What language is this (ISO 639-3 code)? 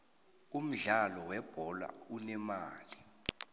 nbl